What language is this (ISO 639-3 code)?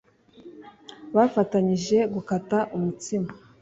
kin